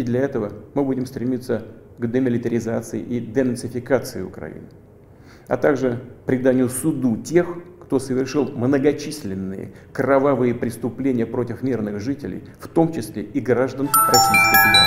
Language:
Russian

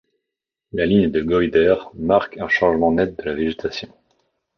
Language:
French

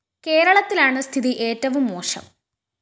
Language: Malayalam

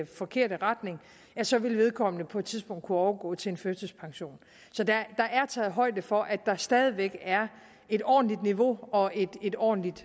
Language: Danish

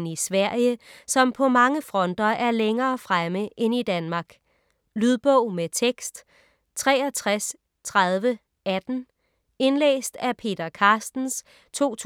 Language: Danish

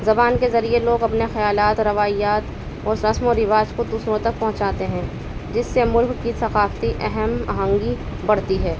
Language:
Urdu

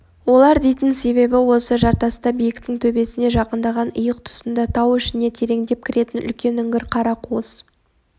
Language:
Kazakh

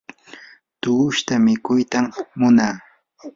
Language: Yanahuanca Pasco Quechua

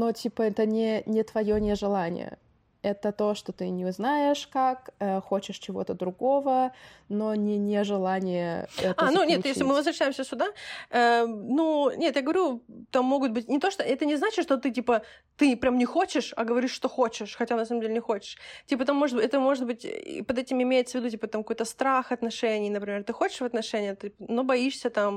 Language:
Russian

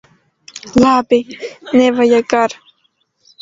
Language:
Latvian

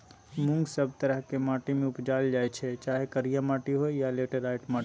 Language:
Maithili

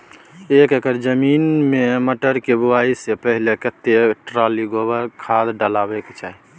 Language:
Maithili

